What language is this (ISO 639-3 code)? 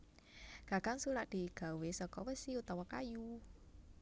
jav